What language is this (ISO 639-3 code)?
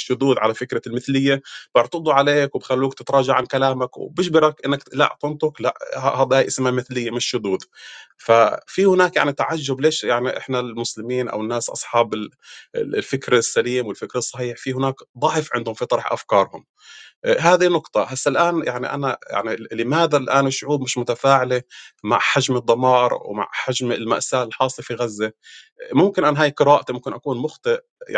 ara